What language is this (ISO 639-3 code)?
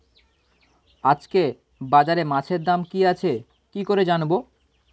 ben